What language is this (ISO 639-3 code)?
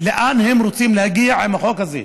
heb